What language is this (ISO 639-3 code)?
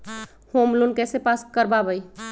mag